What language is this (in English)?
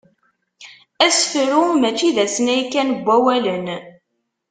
Kabyle